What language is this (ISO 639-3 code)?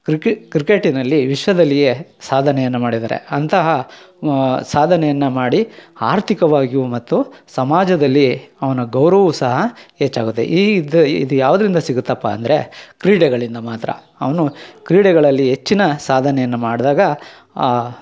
kan